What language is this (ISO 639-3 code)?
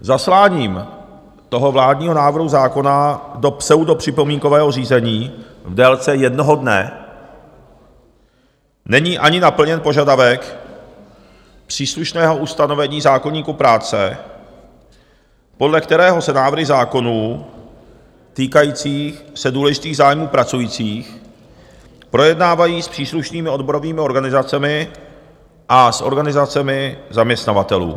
ces